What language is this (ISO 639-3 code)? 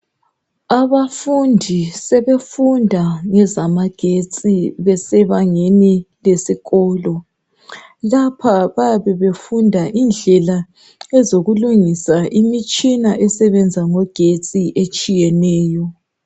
nde